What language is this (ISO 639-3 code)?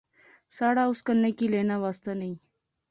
phr